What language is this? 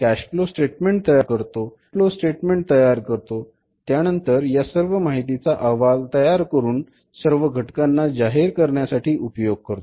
Marathi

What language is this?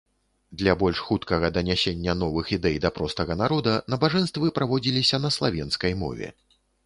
Belarusian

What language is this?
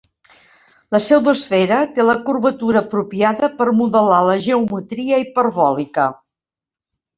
Catalan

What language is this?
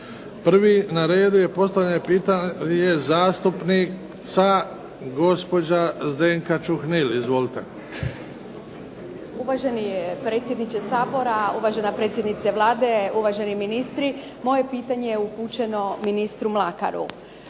Croatian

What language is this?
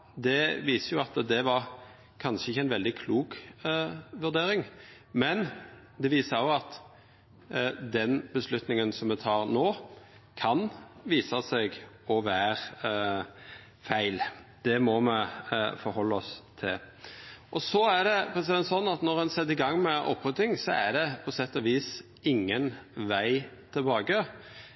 Norwegian Nynorsk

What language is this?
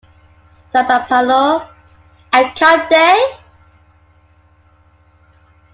English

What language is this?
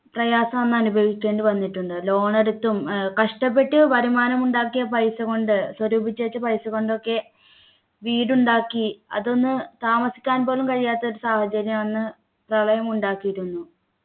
Malayalam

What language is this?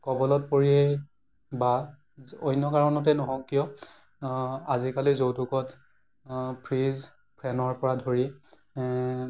Assamese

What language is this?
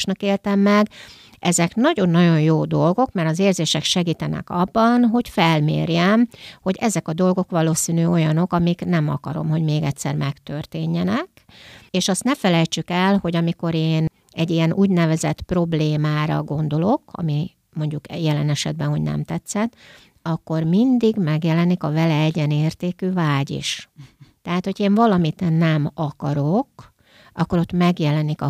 Hungarian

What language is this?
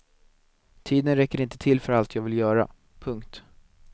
Swedish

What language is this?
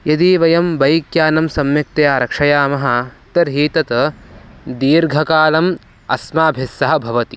Sanskrit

